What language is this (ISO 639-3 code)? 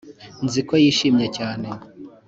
kin